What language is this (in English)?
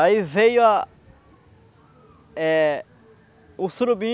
Portuguese